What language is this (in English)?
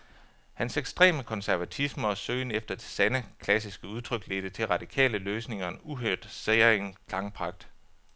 Danish